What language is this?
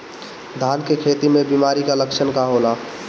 Bhojpuri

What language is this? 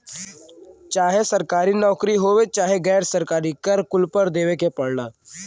Bhojpuri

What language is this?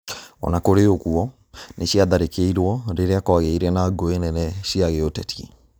Kikuyu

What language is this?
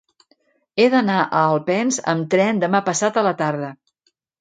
Catalan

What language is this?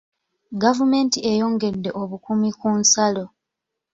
Ganda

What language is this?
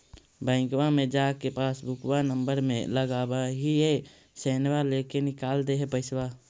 Magahi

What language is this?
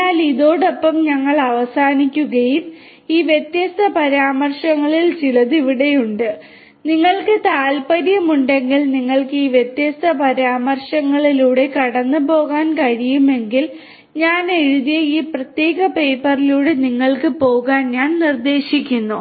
Malayalam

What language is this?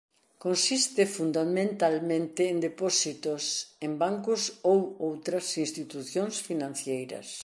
Galician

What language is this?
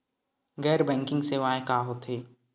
Chhattisgarhi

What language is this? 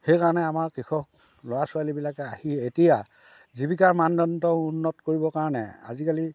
Assamese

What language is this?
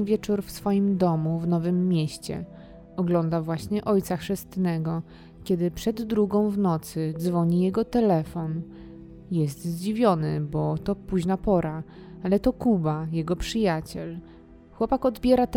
Polish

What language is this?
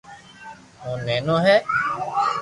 Loarki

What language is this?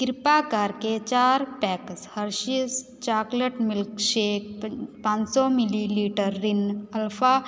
Punjabi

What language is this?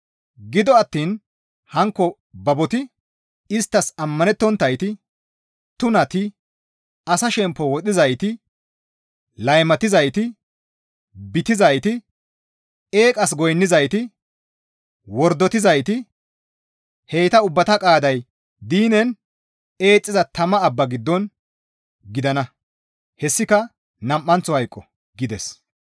Gamo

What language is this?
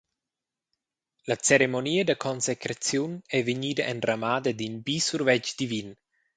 Romansh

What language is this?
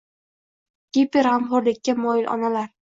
Uzbek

